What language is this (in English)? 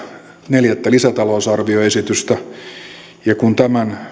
Finnish